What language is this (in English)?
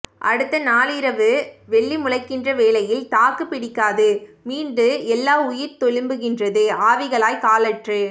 Tamil